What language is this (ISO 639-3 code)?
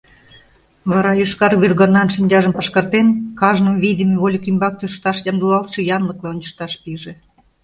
chm